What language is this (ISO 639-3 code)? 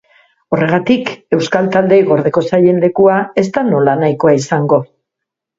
eus